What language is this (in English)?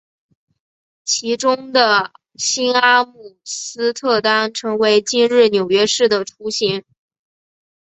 Chinese